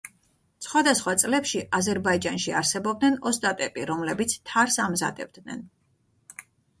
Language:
Georgian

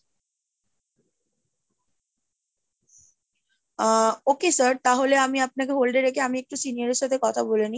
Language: Bangla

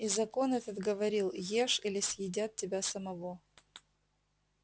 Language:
Russian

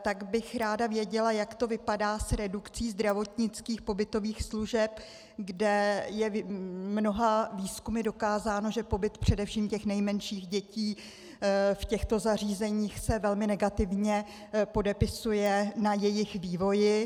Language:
Czech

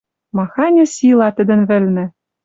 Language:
Western Mari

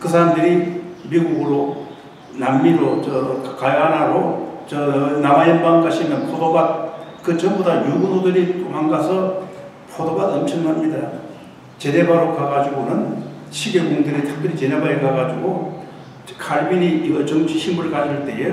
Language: Korean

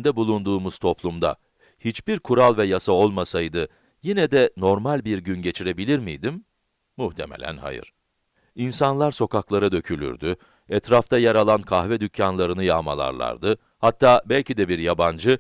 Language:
Turkish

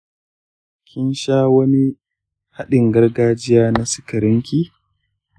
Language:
Hausa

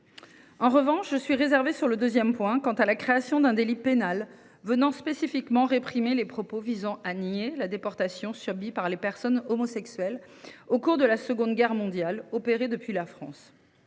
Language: French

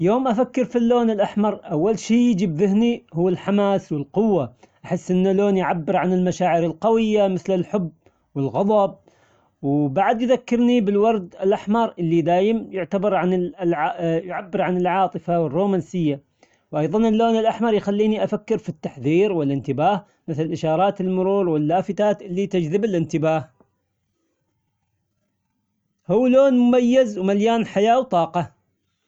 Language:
Omani Arabic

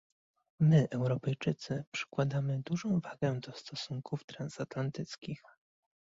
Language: Polish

